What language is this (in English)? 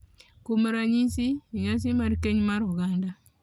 Luo (Kenya and Tanzania)